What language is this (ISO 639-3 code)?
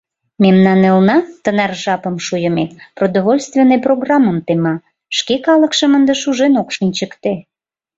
chm